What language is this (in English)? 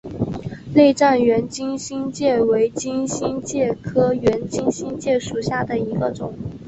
Chinese